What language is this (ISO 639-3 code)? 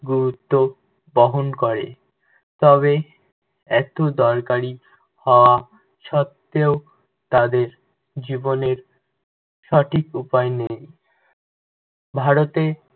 ben